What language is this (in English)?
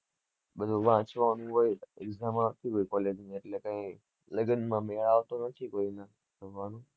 Gujarati